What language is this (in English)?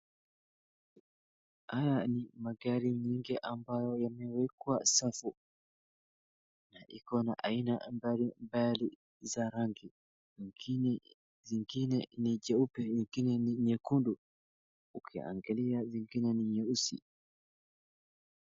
Swahili